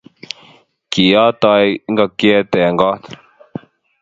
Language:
Kalenjin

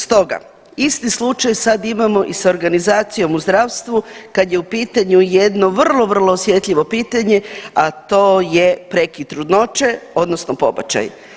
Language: Croatian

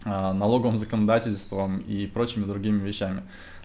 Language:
Russian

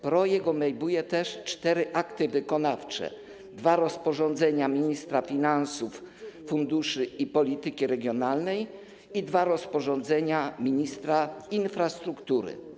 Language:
Polish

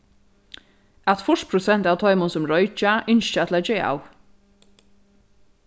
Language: Faroese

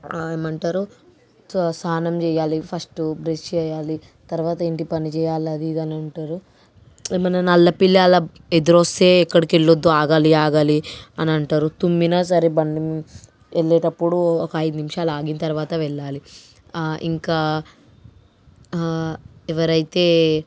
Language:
Telugu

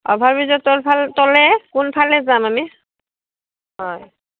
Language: Assamese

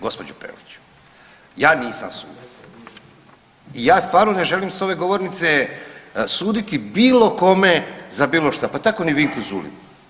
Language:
Croatian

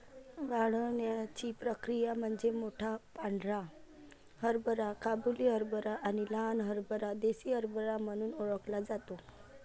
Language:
Marathi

